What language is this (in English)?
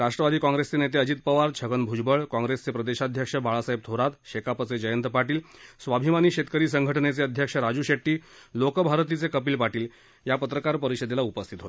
Marathi